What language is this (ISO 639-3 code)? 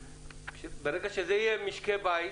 heb